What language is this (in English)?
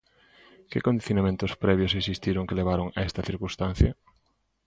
Galician